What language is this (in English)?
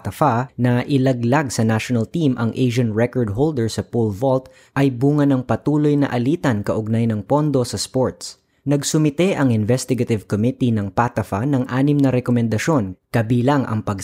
Filipino